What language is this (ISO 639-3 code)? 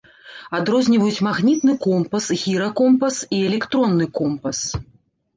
bel